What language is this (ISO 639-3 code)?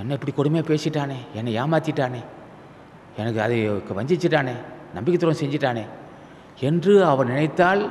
tha